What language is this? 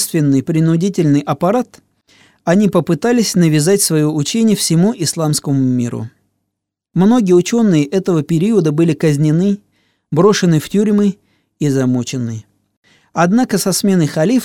Russian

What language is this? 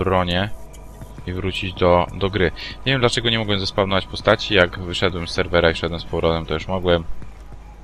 Polish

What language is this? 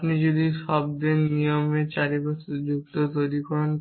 Bangla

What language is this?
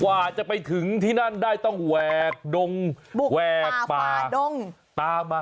Thai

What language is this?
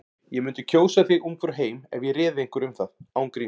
Icelandic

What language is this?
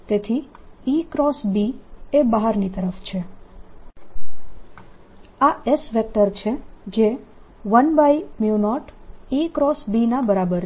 Gujarati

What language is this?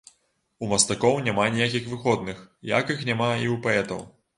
Belarusian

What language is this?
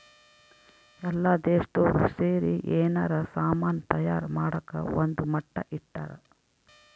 Kannada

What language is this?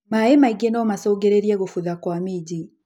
Kikuyu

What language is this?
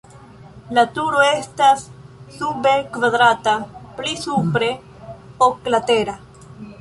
Esperanto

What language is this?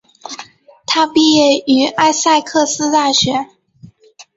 Chinese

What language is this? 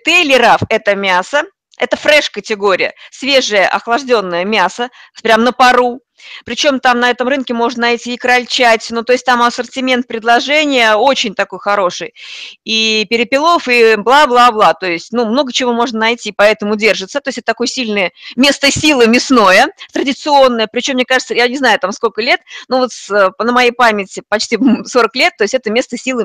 Russian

